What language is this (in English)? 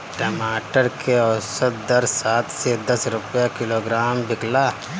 Bhojpuri